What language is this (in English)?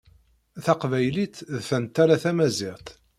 Kabyle